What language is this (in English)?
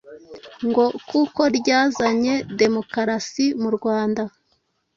Kinyarwanda